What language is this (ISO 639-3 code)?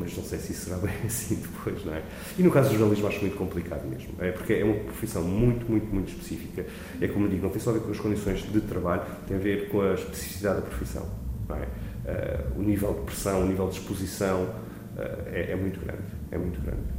por